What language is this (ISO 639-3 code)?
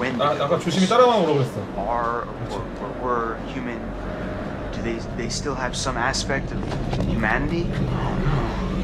kor